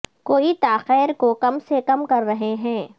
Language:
Urdu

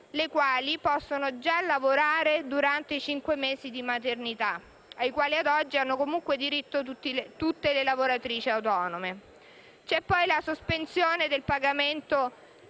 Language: Italian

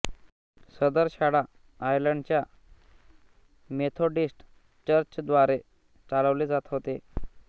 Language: Marathi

